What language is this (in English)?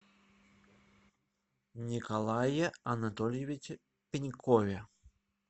Russian